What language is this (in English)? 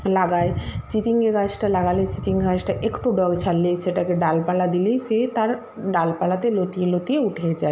Bangla